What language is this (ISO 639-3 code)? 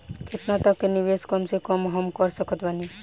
bho